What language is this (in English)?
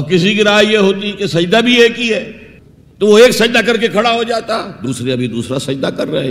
Urdu